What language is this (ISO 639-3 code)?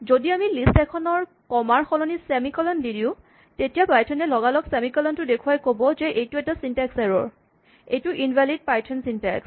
asm